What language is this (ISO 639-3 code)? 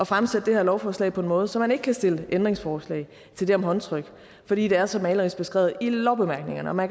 dan